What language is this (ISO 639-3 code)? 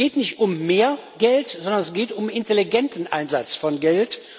deu